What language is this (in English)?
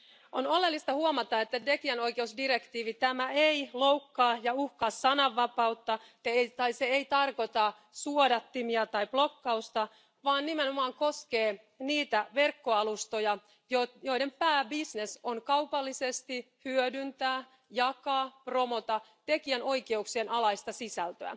Finnish